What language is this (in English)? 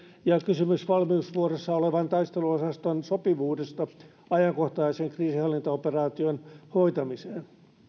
Finnish